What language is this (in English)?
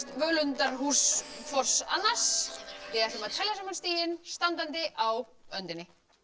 Icelandic